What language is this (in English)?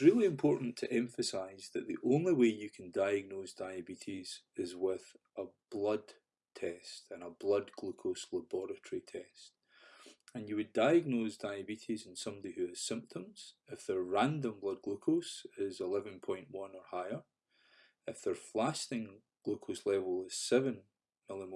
English